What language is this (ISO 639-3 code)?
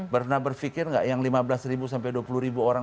ind